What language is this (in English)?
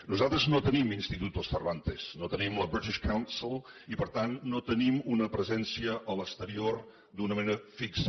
Catalan